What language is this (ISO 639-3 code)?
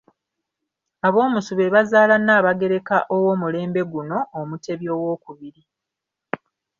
lug